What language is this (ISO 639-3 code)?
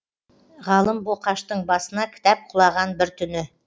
kaz